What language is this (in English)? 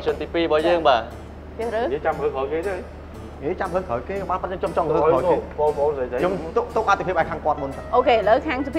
Thai